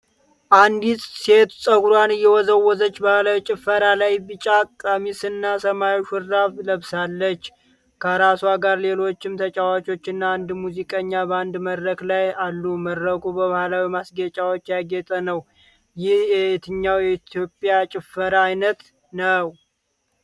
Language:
Amharic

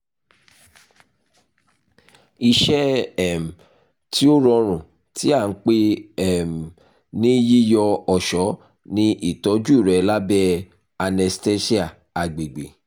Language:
Yoruba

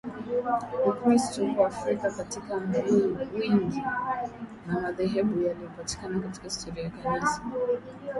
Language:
Swahili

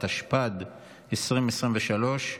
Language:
Hebrew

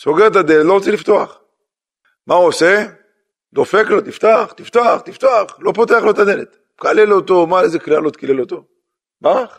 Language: Hebrew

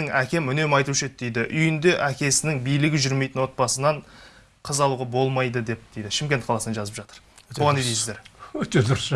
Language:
Turkish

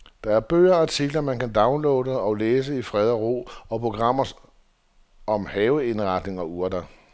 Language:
Danish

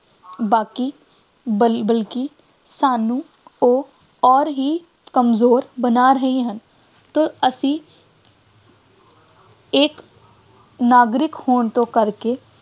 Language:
Punjabi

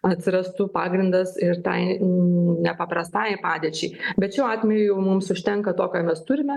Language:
Lithuanian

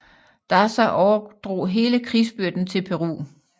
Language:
Danish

